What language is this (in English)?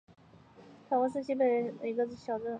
Chinese